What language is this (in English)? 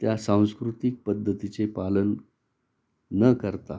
Marathi